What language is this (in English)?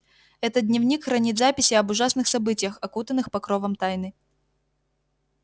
Russian